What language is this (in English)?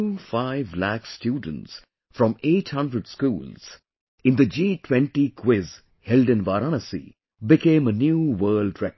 English